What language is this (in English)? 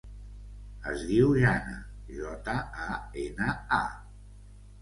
Catalan